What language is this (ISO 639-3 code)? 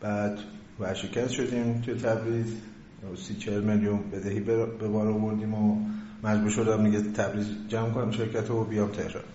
fas